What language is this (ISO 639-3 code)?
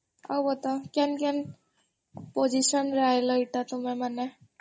ori